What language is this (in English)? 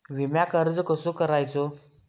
Marathi